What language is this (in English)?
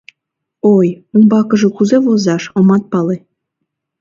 Mari